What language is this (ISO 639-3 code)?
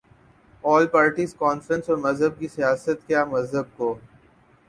urd